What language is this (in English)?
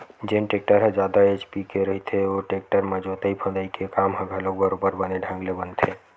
Chhattisgarhi